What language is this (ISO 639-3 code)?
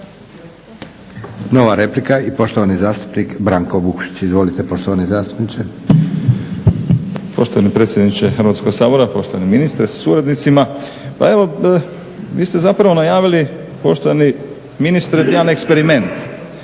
hrv